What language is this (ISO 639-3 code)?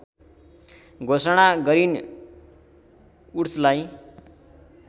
nep